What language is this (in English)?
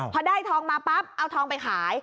Thai